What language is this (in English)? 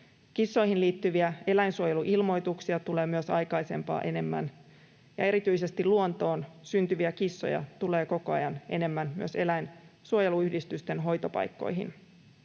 Finnish